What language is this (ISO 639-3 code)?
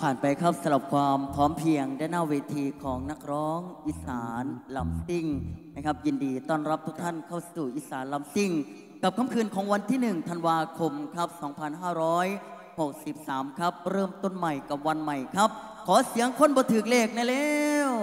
tha